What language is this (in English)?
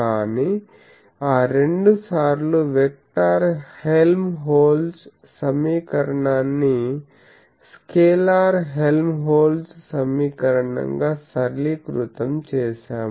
Telugu